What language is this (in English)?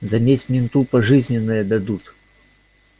Russian